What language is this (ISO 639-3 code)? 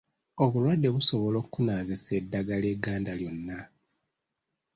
lug